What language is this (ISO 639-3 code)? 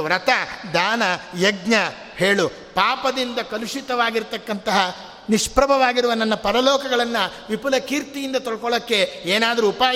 kan